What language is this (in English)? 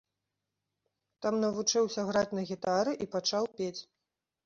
Belarusian